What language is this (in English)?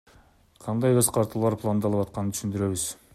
Kyrgyz